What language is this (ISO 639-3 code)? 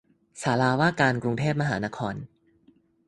tha